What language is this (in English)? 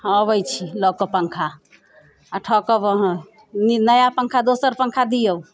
Maithili